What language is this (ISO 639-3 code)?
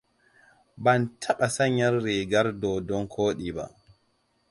hau